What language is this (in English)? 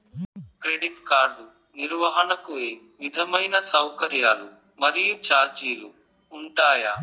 Telugu